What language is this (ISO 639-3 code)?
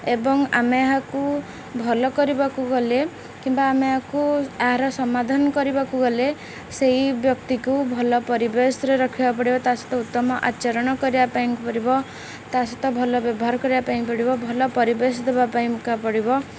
ori